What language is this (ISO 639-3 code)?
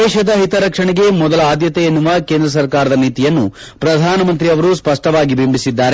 kan